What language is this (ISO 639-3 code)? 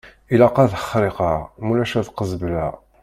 kab